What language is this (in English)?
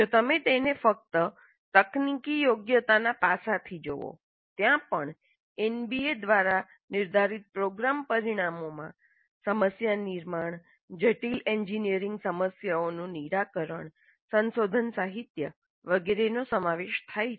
Gujarati